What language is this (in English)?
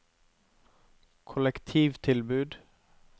Norwegian